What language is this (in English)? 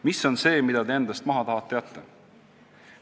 Estonian